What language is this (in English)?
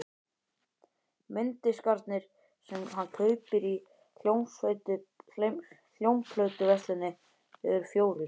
Icelandic